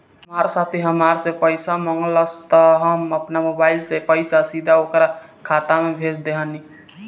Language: Bhojpuri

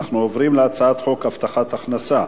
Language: Hebrew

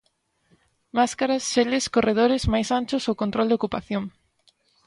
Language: Galician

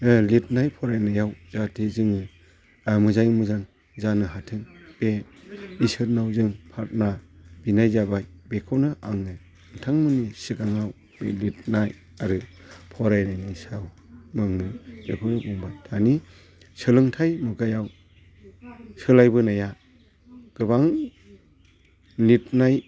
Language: Bodo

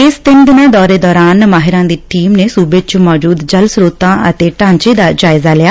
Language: Punjabi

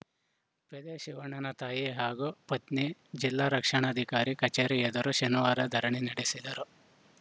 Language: Kannada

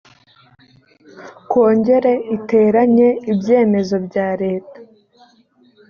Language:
Kinyarwanda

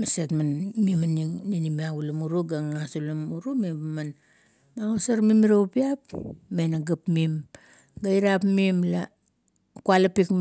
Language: Kuot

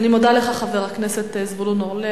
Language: Hebrew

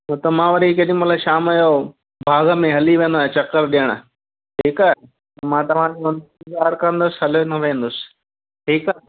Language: Sindhi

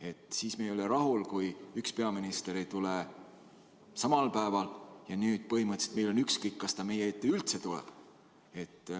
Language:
Estonian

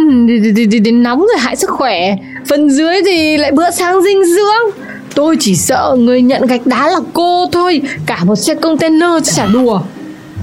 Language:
Vietnamese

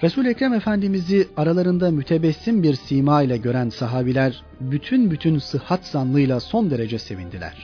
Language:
Turkish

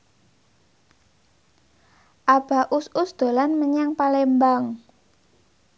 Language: Javanese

